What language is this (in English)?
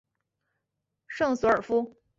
Chinese